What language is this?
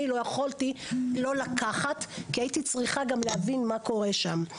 Hebrew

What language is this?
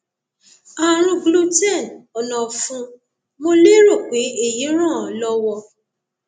Yoruba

